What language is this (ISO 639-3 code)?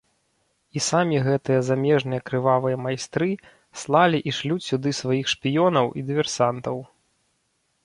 bel